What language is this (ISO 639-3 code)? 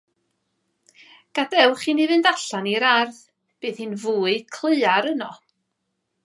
cym